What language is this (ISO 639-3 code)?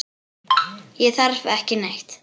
isl